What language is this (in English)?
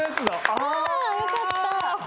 Japanese